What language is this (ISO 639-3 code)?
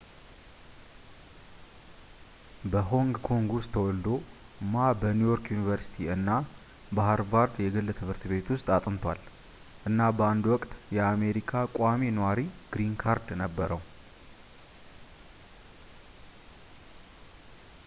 amh